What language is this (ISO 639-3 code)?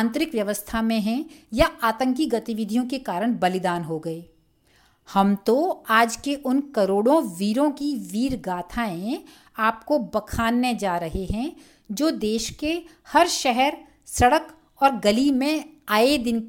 hin